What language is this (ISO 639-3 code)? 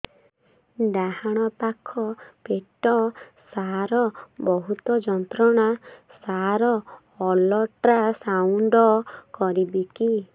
ori